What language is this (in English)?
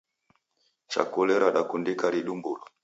Taita